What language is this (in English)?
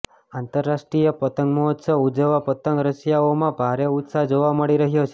Gujarati